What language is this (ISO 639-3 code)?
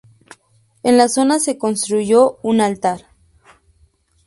spa